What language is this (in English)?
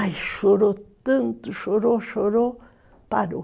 Portuguese